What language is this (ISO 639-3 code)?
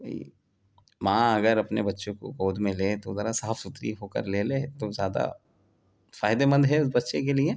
urd